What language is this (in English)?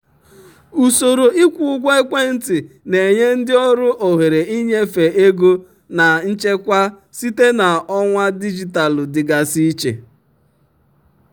Igbo